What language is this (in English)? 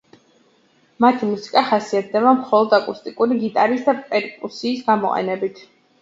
Georgian